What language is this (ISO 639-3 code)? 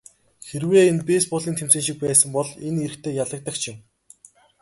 mon